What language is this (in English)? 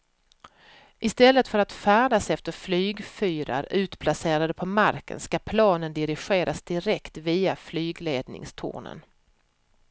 Swedish